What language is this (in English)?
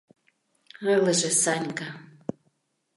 Mari